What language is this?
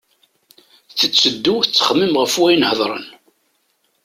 Kabyle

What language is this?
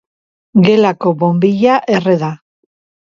Basque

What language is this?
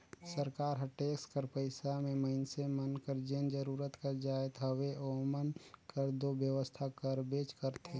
Chhattisgarhi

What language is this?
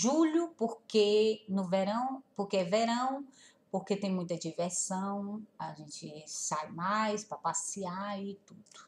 Portuguese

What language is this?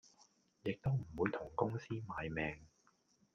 Cantonese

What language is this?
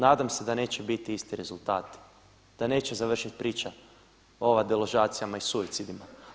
Croatian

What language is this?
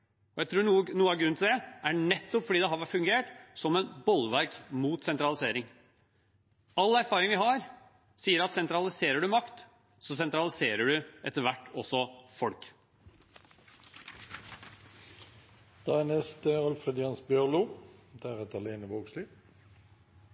Norwegian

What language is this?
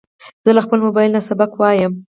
Pashto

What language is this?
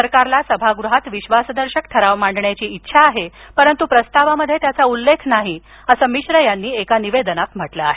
Marathi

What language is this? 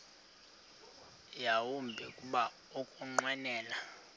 Xhosa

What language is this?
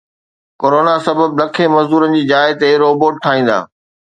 Sindhi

